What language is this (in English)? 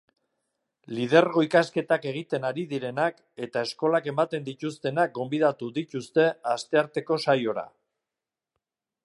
Basque